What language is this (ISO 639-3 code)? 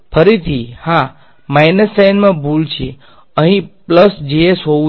guj